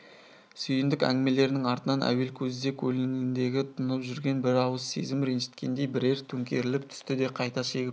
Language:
Kazakh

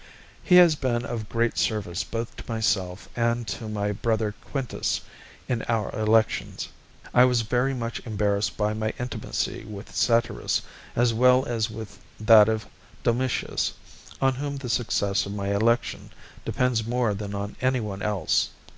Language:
English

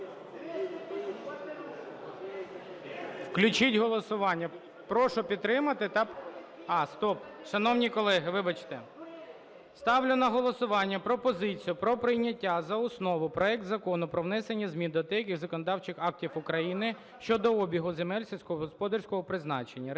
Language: Ukrainian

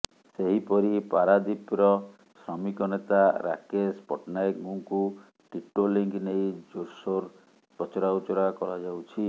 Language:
Odia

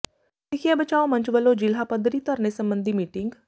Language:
Punjabi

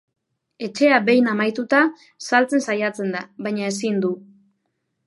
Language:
Basque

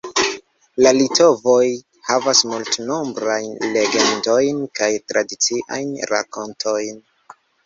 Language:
Esperanto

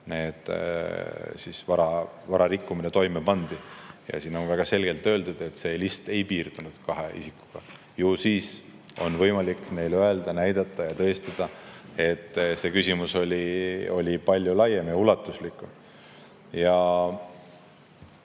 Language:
Estonian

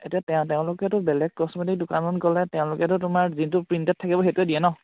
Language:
Assamese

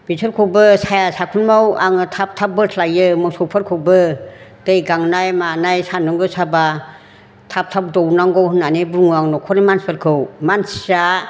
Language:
Bodo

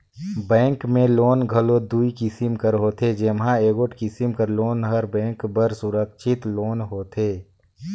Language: Chhattisgarhi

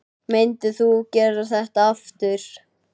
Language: Icelandic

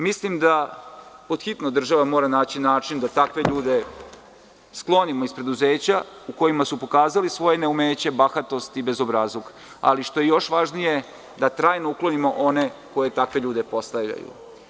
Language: Serbian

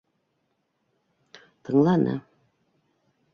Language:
Bashkir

